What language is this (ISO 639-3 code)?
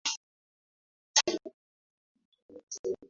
swa